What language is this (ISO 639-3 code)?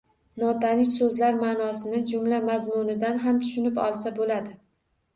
uzb